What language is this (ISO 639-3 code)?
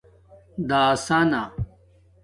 dmk